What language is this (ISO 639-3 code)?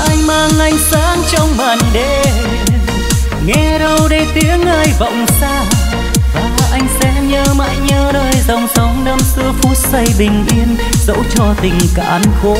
vie